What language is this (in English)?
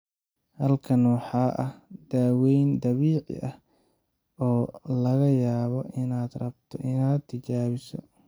Somali